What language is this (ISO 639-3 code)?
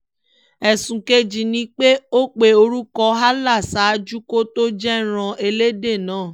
yor